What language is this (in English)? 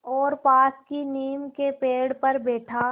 Hindi